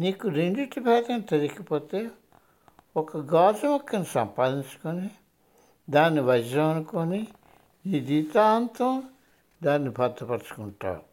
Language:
Telugu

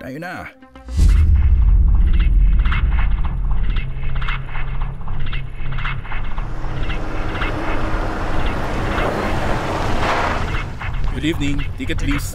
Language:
Filipino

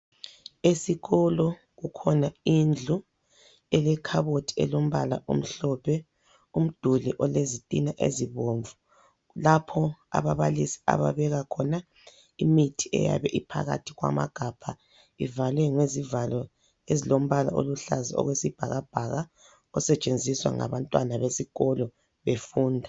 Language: North Ndebele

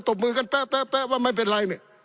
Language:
Thai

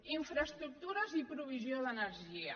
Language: Catalan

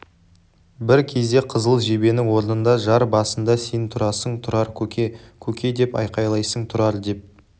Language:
Kazakh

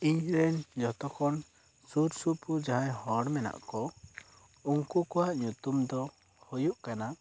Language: Santali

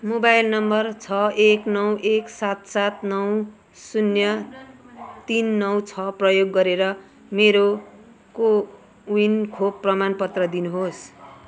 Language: Nepali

